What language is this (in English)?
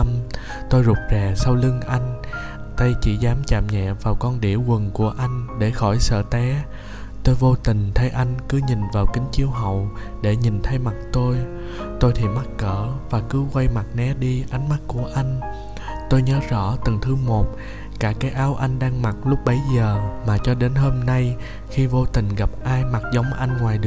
Vietnamese